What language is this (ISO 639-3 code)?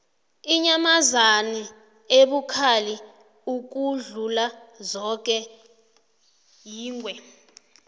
nbl